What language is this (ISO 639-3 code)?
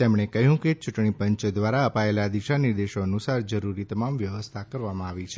guj